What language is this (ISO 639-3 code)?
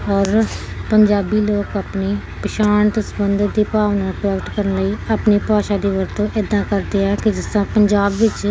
pan